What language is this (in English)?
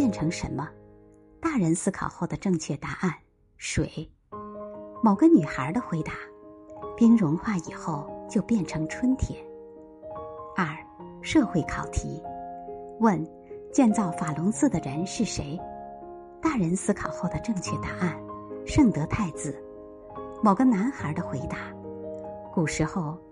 Chinese